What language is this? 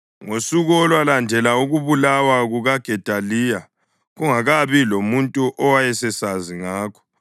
North Ndebele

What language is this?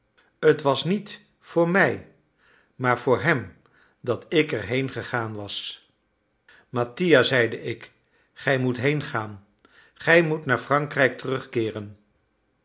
Dutch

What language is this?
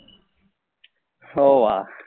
Gujarati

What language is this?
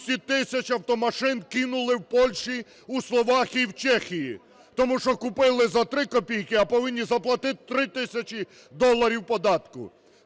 Ukrainian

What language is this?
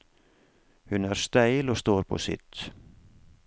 Norwegian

